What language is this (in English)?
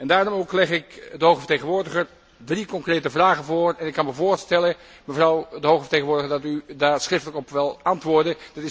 Dutch